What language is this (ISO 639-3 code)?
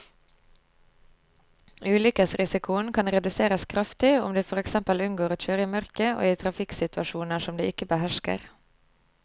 nor